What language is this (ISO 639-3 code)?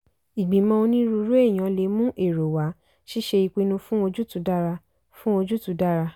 yor